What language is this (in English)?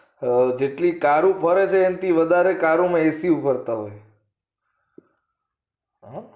Gujarati